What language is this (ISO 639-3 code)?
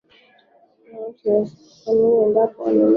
swa